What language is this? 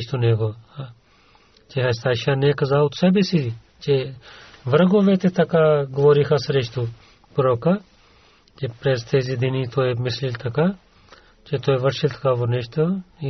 Bulgarian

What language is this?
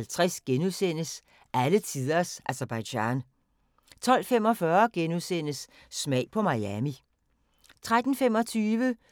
Danish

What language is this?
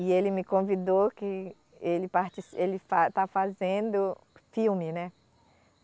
Portuguese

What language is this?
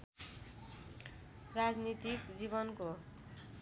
Nepali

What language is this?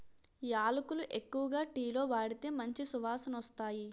Telugu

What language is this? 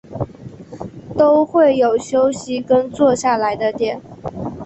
Chinese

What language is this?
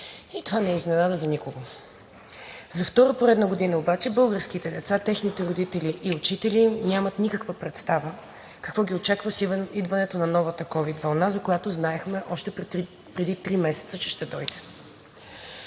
Bulgarian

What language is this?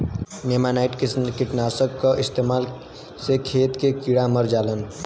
Bhojpuri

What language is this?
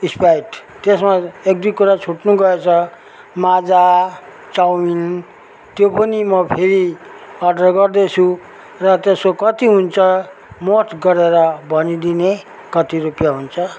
Nepali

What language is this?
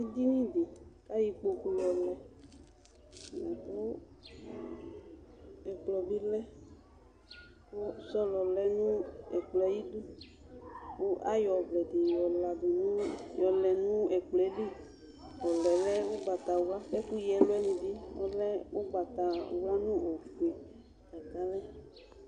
Ikposo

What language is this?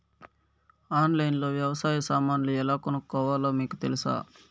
Telugu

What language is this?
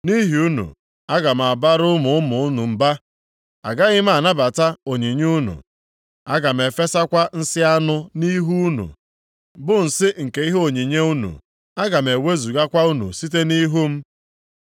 Igbo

